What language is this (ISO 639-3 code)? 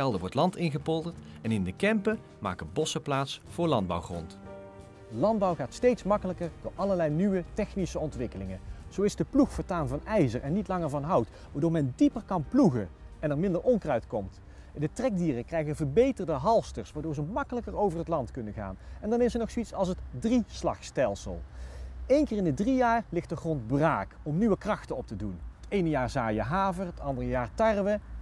nld